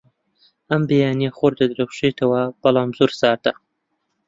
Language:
Central Kurdish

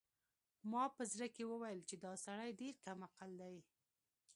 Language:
Pashto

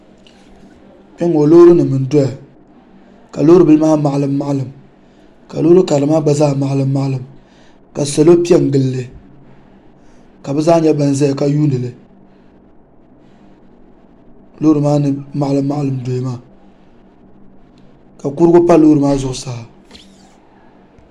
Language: Dagbani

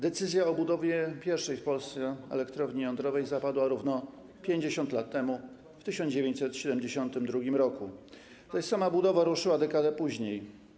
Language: Polish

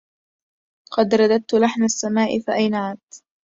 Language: Arabic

